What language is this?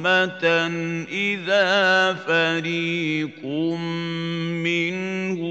Arabic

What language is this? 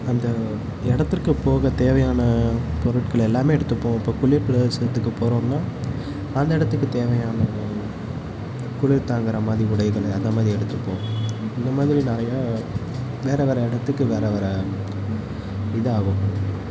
Tamil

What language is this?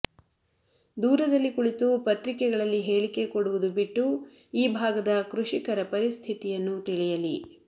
Kannada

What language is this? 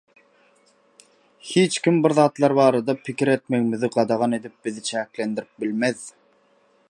Turkmen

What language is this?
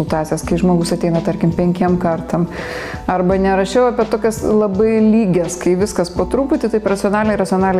Russian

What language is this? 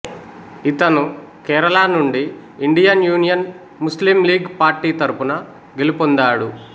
Telugu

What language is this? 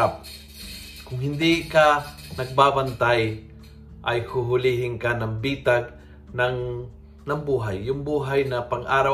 Filipino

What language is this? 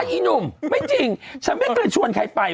Thai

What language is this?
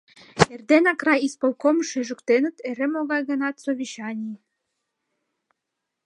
Mari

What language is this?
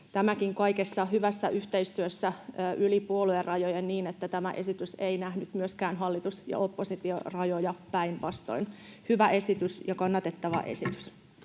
Finnish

